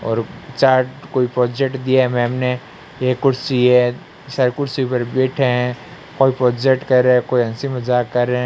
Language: Hindi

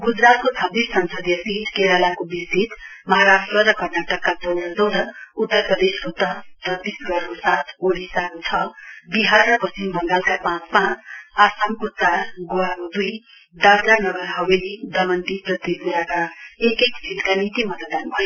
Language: Nepali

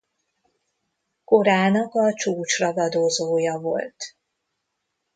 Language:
Hungarian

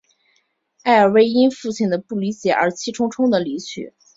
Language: Chinese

